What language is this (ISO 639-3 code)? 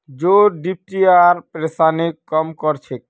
mag